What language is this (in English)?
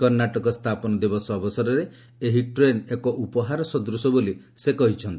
Odia